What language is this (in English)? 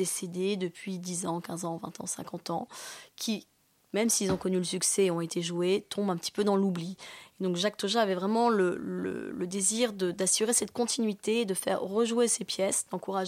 French